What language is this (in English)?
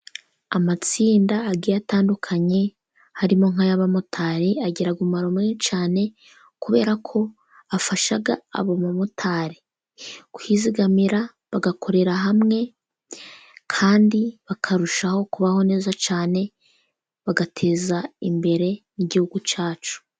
Kinyarwanda